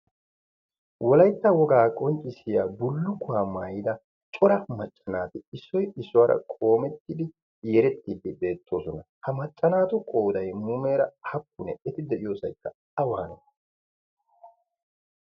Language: Wolaytta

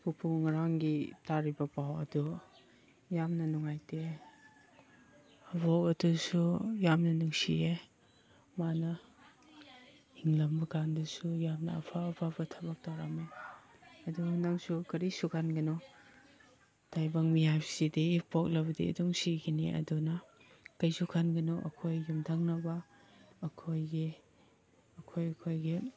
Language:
Manipuri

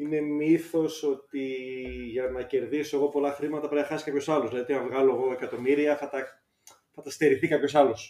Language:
Greek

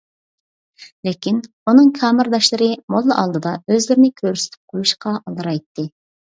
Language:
Uyghur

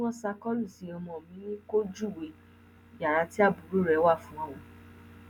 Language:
Yoruba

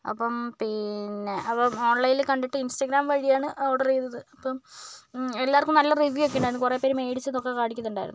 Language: Malayalam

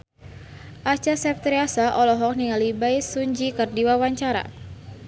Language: Sundanese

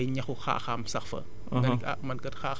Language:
Wolof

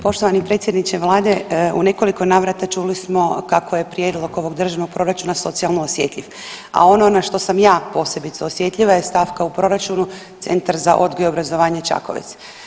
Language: Croatian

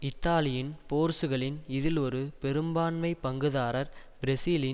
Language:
Tamil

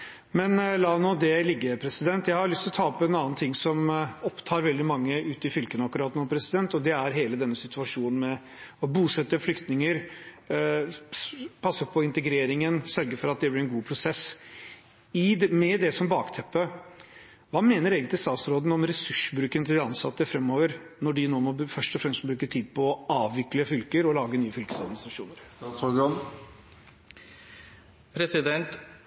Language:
Norwegian Bokmål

